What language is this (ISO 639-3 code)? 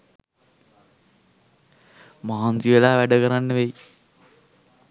sin